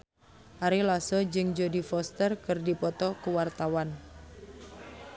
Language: Sundanese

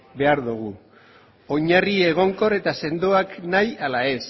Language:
Basque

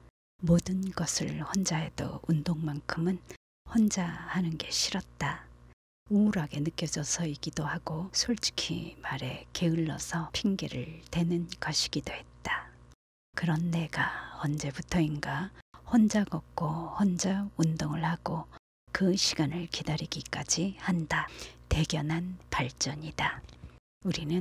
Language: Korean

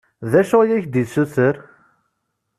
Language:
Kabyle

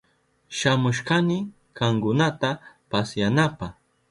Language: Southern Pastaza Quechua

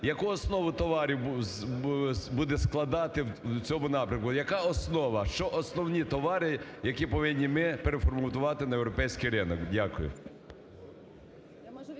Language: Ukrainian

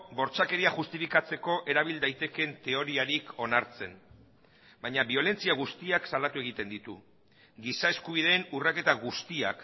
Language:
Basque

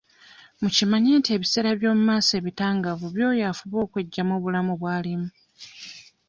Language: Ganda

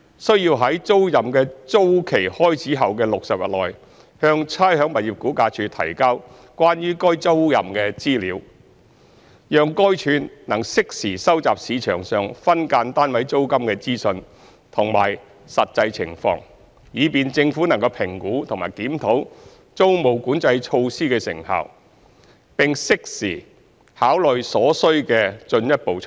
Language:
Cantonese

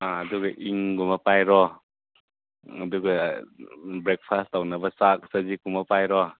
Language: Manipuri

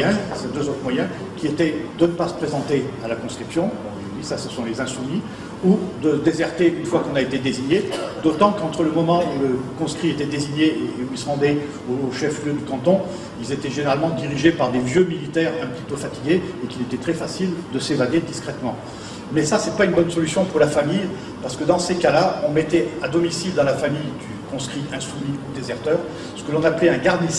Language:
French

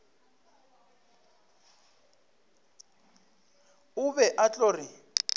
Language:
Northern Sotho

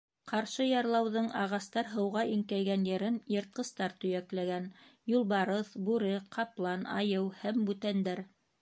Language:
Bashkir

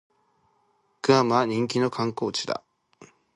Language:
Japanese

